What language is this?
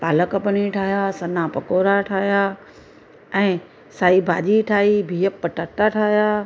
Sindhi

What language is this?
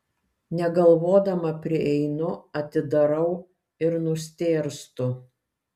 Lithuanian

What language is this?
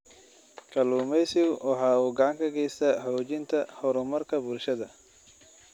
Somali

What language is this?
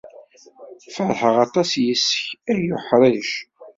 Kabyle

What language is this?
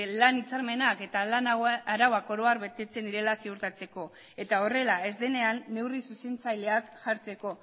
Basque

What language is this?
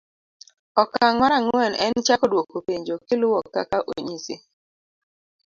Luo (Kenya and Tanzania)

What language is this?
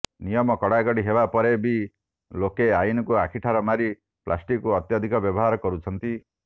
Odia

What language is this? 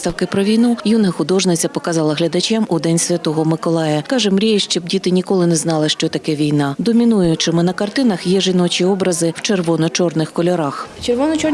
Ukrainian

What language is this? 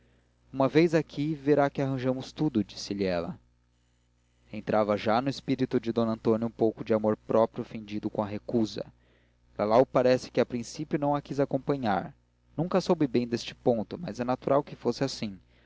Portuguese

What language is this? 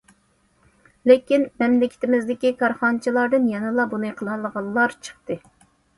Uyghur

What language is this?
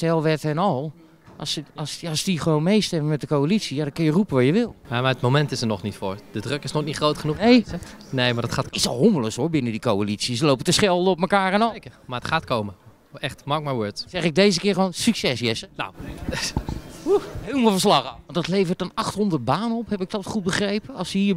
Dutch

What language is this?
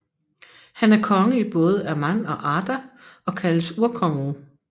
Danish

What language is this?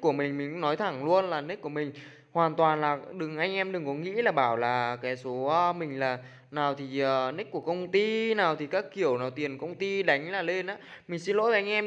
Vietnamese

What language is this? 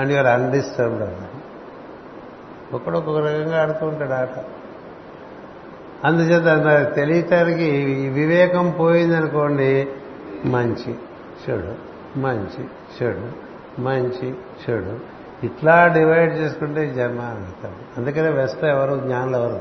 Telugu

